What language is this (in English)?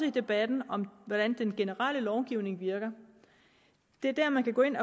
Danish